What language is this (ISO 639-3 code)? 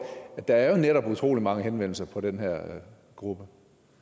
dan